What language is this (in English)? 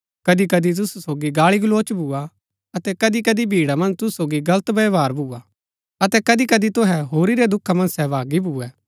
Gaddi